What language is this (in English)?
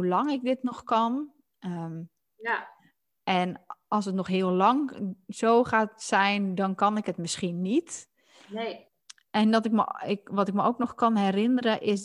Dutch